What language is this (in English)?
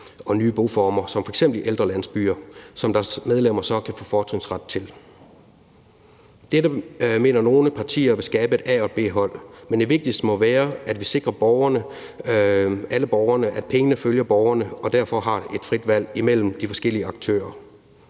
Danish